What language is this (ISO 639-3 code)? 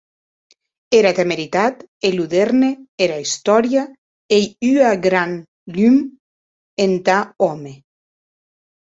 oci